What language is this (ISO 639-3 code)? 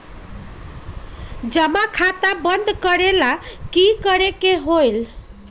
mag